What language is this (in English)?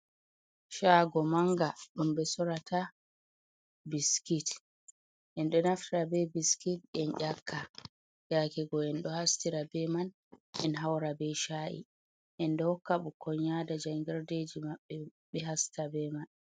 Fula